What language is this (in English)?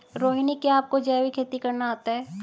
Hindi